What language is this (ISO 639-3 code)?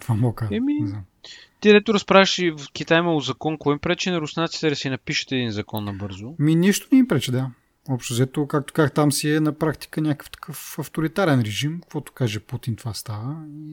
bul